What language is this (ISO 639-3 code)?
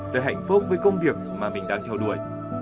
vie